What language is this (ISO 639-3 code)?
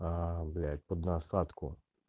rus